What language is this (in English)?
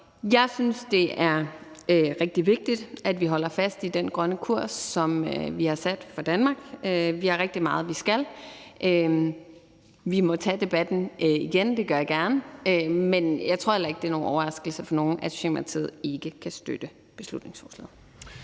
Danish